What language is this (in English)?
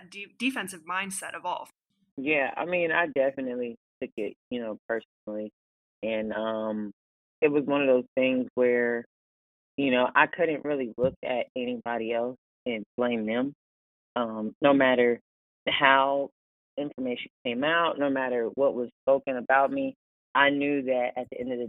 English